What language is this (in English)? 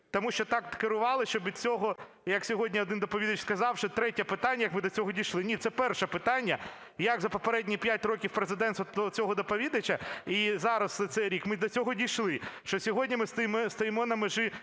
Ukrainian